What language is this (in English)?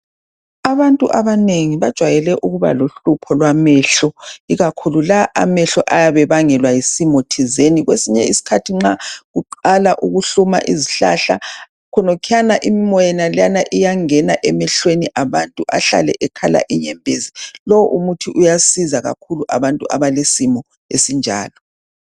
North Ndebele